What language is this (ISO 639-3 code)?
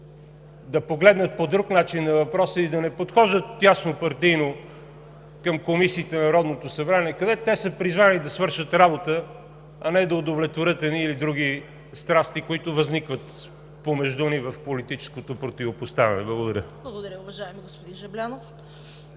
bul